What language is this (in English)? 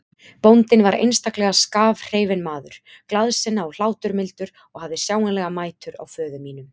Icelandic